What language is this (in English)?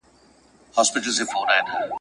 Pashto